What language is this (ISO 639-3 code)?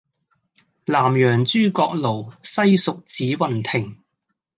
yue